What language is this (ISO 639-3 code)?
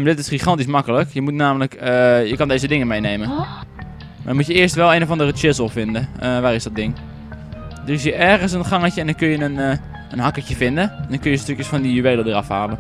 nld